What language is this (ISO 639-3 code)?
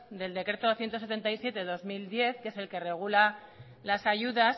spa